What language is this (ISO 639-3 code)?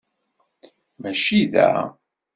kab